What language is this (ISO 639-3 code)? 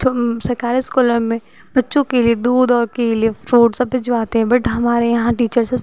hin